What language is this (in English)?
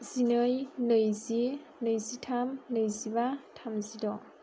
Bodo